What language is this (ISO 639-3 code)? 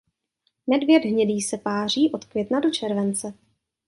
ces